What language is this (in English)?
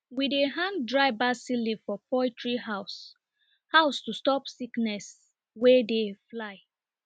Nigerian Pidgin